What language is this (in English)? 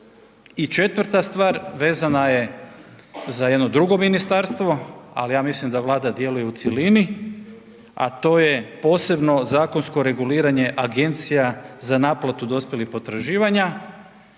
Croatian